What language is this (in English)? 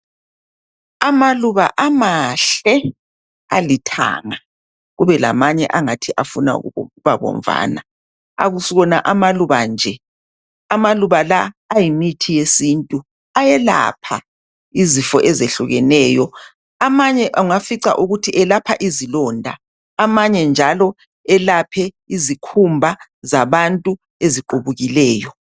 North Ndebele